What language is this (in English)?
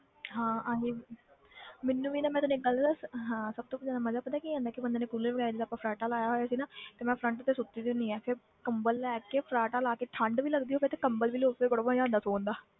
Punjabi